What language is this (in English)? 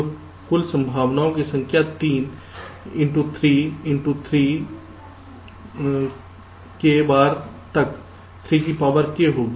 Hindi